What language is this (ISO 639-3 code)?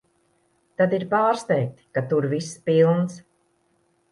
lav